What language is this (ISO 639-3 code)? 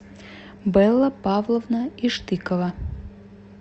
rus